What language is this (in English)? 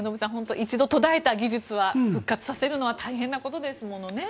Japanese